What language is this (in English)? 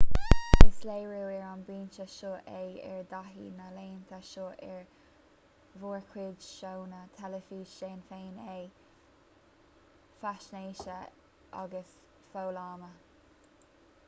Irish